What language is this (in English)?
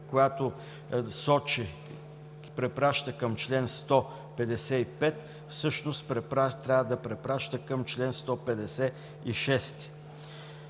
Bulgarian